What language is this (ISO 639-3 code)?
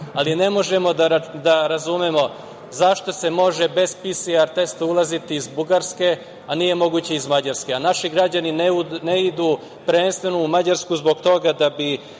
srp